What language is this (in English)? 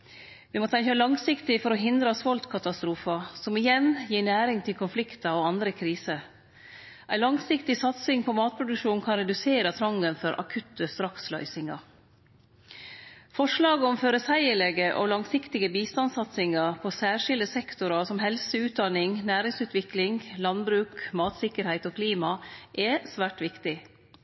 Norwegian Nynorsk